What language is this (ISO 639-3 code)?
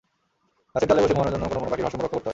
ben